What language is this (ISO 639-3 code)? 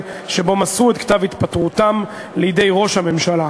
heb